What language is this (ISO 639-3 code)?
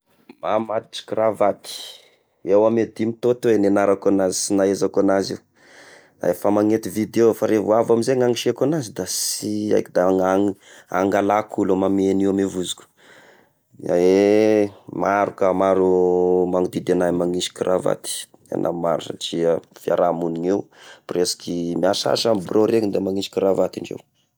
tkg